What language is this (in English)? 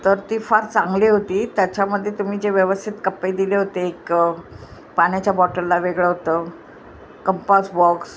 Marathi